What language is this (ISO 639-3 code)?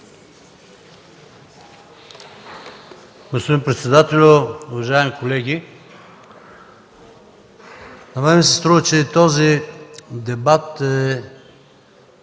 bul